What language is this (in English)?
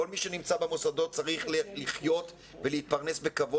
Hebrew